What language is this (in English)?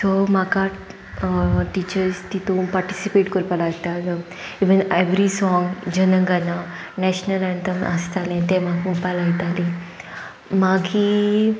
Konkani